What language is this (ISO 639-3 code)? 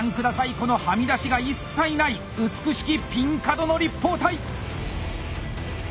jpn